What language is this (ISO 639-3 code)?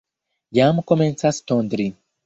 epo